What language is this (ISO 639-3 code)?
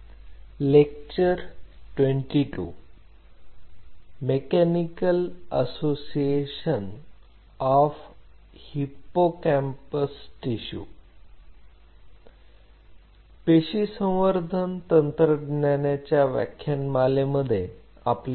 mar